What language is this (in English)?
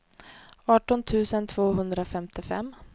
Swedish